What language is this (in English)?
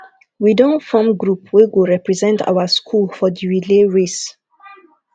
Nigerian Pidgin